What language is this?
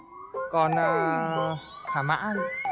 Vietnamese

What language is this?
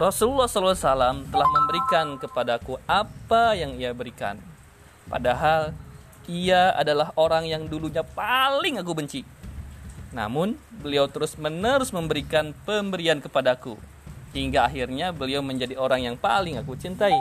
Indonesian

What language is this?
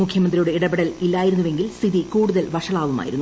Malayalam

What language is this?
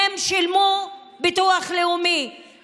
Hebrew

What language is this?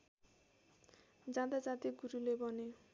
Nepali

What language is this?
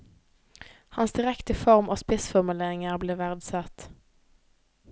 Norwegian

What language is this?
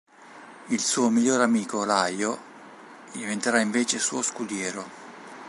Italian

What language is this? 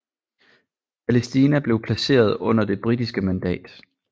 Danish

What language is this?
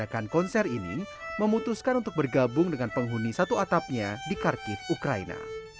Indonesian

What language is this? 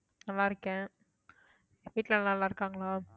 Tamil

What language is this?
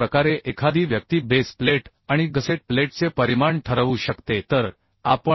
Marathi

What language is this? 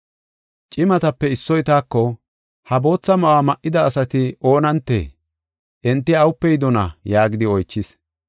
Gofa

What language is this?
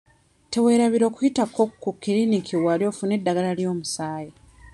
Ganda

